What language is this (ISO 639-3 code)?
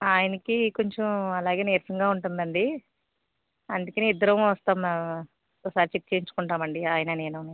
tel